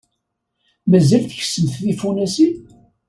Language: Kabyle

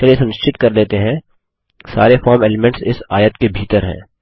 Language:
Hindi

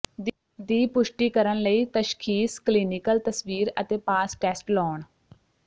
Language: Punjabi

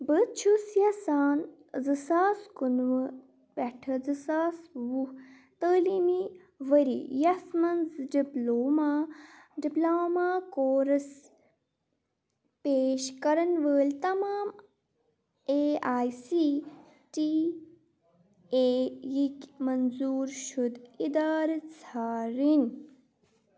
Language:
Kashmiri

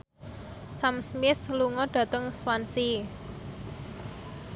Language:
Javanese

